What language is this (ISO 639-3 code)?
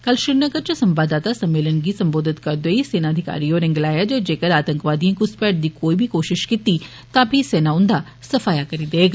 doi